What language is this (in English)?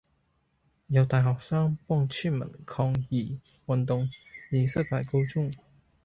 Cantonese